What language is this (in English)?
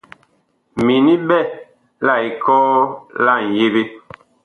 Bakoko